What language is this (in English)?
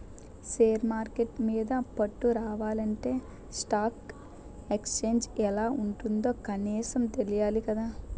Telugu